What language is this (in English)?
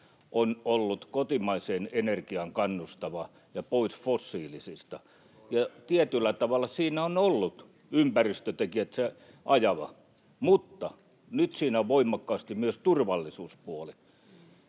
Finnish